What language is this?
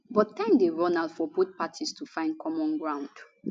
Nigerian Pidgin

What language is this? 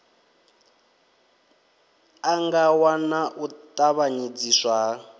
Venda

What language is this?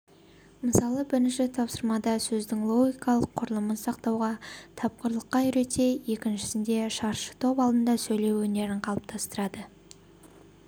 Kazakh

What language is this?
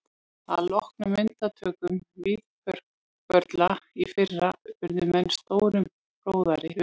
Icelandic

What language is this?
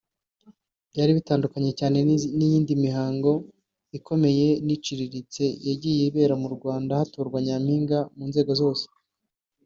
Kinyarwanda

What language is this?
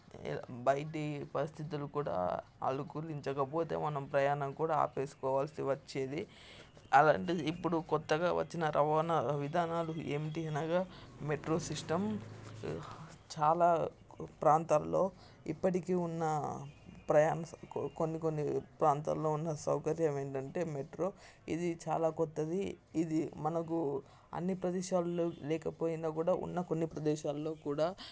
Telugu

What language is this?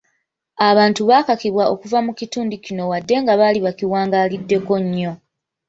Ganda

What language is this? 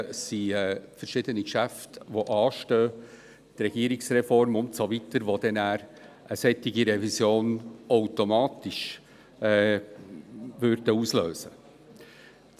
Swiss German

